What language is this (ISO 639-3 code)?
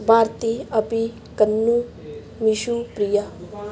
pan